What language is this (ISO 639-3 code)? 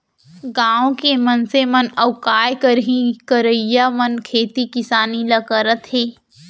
hne